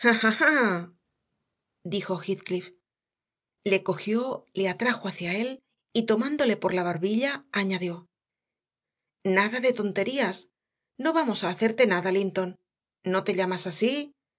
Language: Spanish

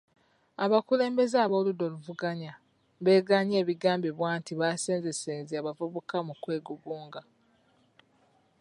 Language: Ganda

